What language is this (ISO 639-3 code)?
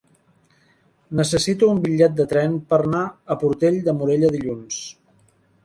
cat